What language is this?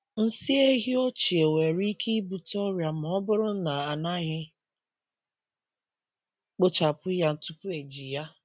Igbo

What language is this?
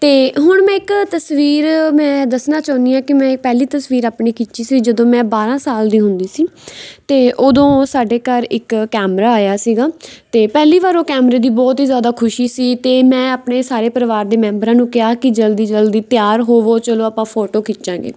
Punjabi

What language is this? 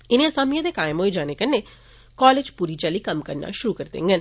Dogri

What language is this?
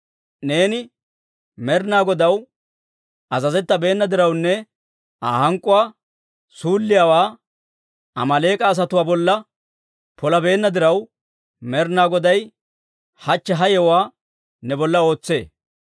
Dawro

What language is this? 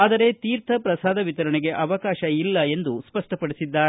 Kannada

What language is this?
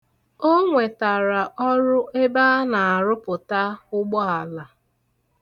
Igbo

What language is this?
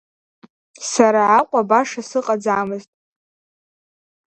Abkhazian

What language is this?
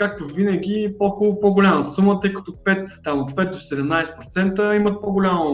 Bulgarian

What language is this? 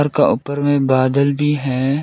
Hindi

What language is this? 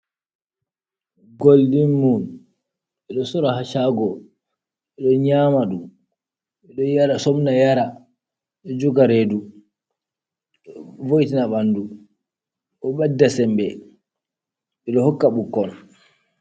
Fula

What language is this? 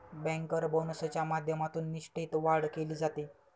Marathi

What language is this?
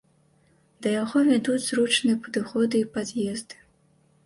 Belarusian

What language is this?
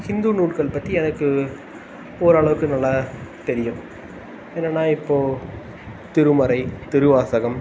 Tamil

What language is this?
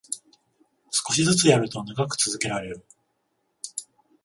Japanese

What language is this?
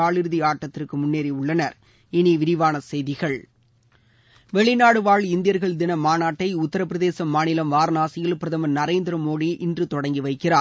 Tamil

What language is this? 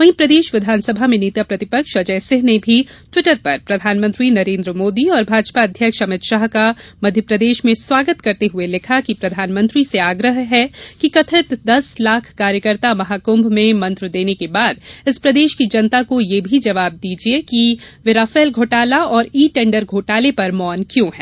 Hindi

